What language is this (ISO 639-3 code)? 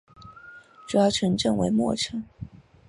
zho